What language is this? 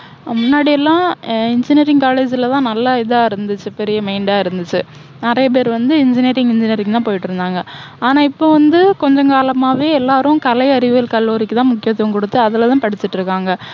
Tamil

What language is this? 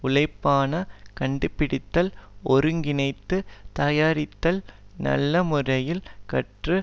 Tamil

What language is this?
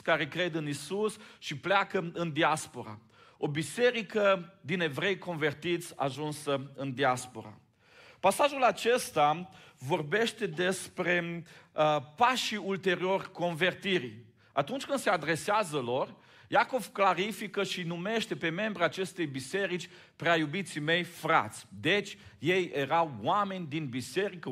Romanian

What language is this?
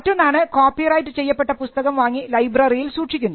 Malayalam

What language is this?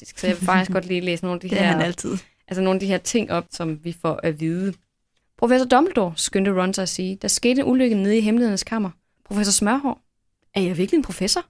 Danish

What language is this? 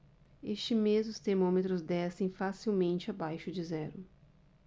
Portuguese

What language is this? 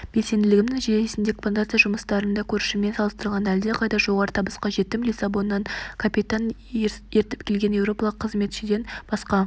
Kazakh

